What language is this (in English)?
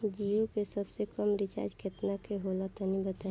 Bhojpuri